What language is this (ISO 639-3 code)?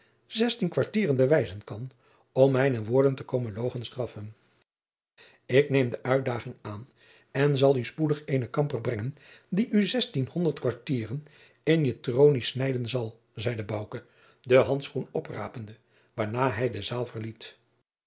nld